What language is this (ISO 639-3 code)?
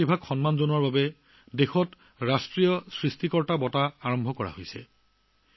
asm